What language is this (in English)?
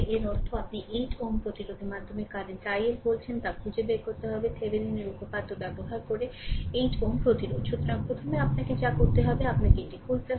Bangla